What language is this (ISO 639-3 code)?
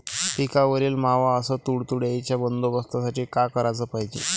mar